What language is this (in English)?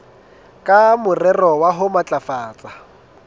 Southern Sotho